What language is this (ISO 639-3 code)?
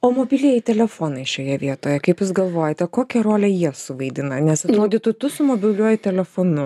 lit